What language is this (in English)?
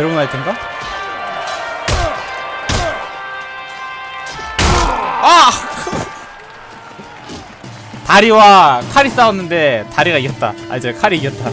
Korean